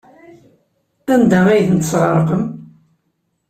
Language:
Kabyle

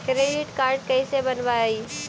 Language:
Magahi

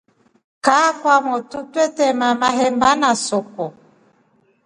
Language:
Rombo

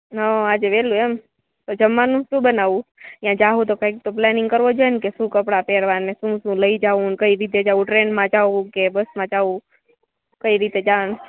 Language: Gujarati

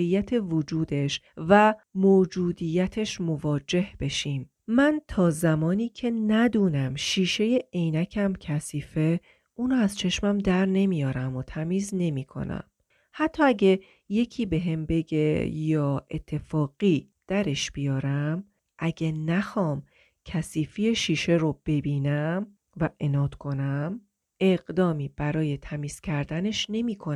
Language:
Persian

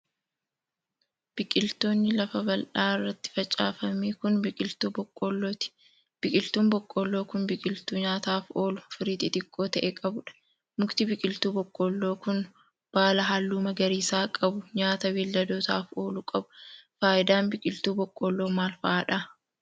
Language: Oromo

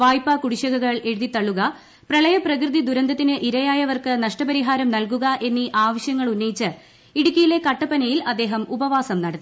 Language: Malayalam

